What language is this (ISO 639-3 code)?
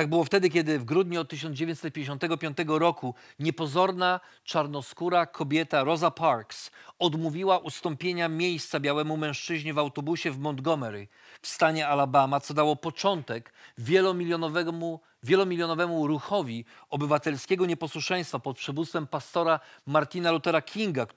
pol